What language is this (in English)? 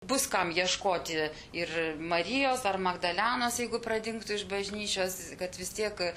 Lithuanian